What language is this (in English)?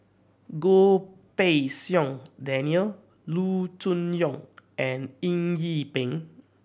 English